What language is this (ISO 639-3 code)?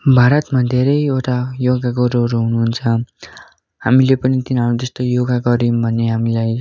nep